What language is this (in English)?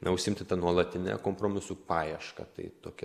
Lithuanian